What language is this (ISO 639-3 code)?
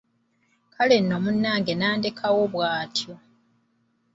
lug